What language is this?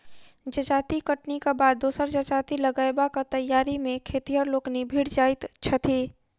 Maithili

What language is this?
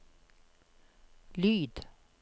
Norwegian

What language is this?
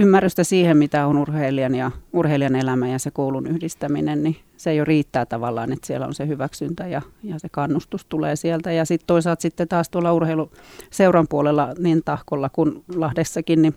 Finnish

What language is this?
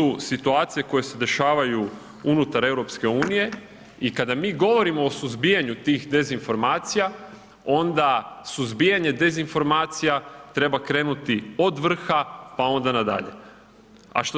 Croatian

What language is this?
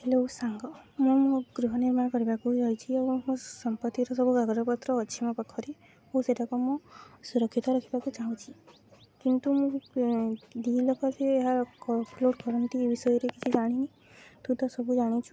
Odia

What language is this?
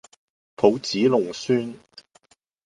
Cantonese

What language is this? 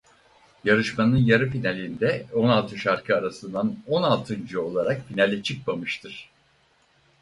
Turkish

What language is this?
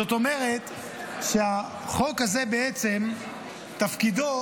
Hebrew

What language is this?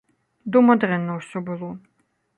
Belarusian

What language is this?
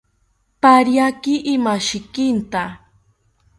South Ucayali Ashéninka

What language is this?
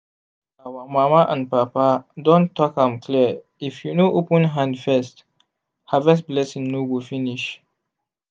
Nigerian Pidgin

